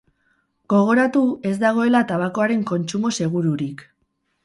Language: Basque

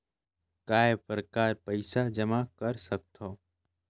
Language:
Chhattisgarhi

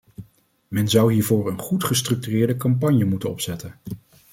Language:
Dutch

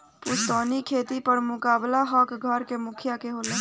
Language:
Bhojpuri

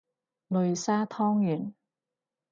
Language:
Cantonese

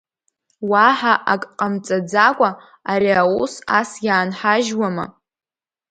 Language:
Abkhazian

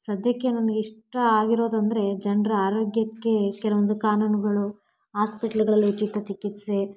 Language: Kannada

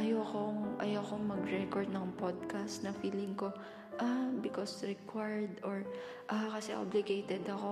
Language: Filipino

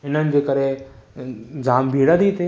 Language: Sindhi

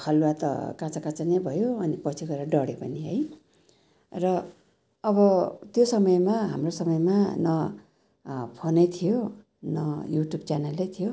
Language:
Nepali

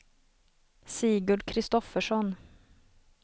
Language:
Swedish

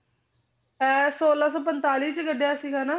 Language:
Punjabi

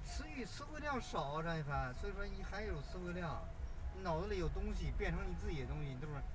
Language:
Chinese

